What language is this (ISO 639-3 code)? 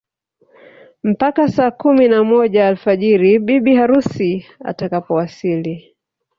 swa